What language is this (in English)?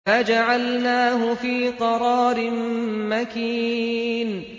Arabic